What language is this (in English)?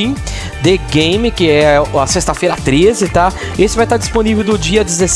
Portuguese